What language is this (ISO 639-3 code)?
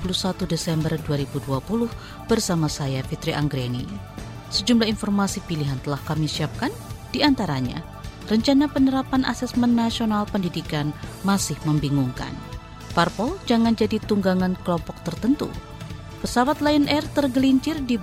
ind